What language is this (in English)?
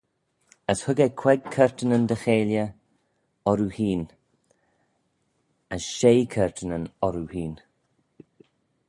Manx